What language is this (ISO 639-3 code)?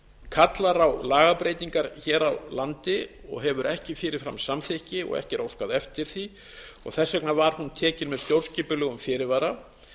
isl